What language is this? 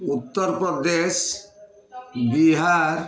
Odia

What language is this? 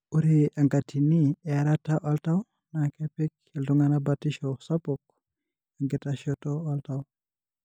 Masai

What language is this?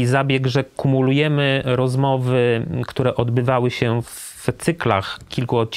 Polish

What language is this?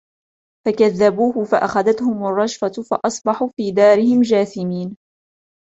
Arabic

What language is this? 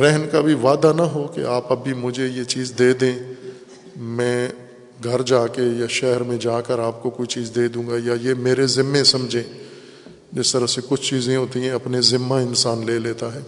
Urdu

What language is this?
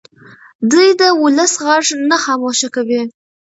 Pashto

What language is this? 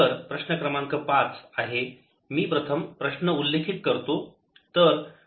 Marathi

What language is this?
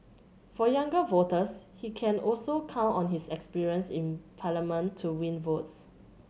English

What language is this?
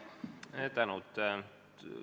Estonian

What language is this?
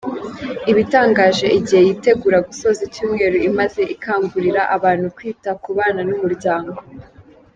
Kinyarwanda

